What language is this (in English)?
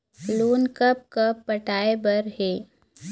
Chhattisgarhi